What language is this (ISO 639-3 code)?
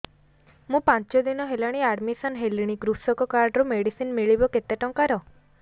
ori